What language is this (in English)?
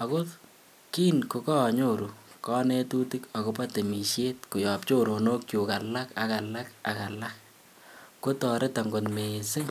Kalenjin